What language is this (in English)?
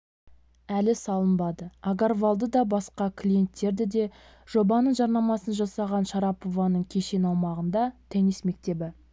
Kazakh